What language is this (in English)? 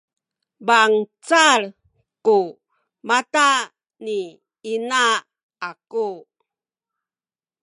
Sakizaya